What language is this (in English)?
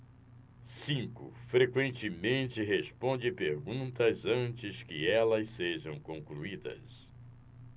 Portuguese